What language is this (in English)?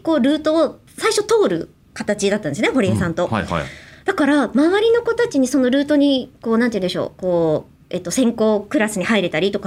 Japanese